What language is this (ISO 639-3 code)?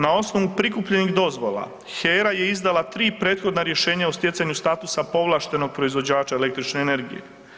hrv